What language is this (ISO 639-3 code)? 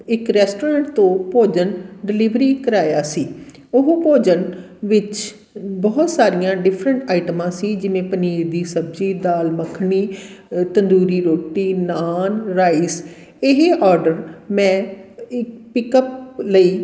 pan